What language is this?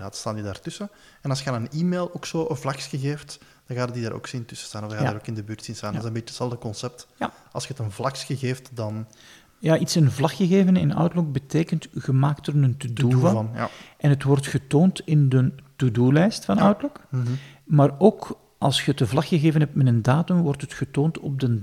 Dutch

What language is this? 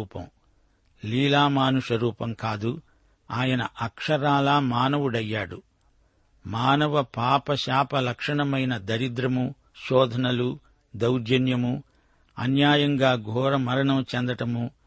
Telugu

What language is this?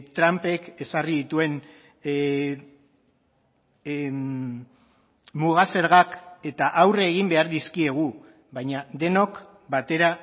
Basque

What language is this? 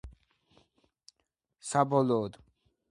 Georgian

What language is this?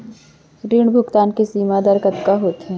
Chhattisgarhi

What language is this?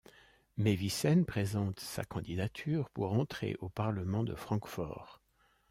French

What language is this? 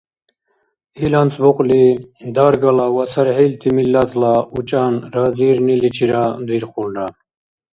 Dargwa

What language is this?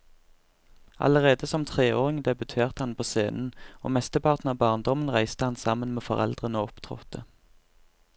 Norwegian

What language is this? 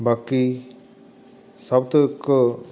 Punjabi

